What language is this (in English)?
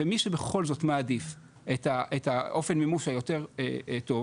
Hebrew